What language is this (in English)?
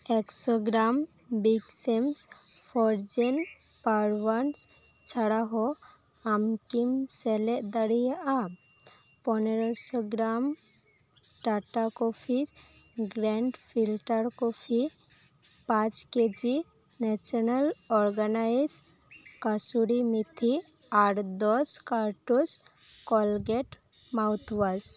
Santali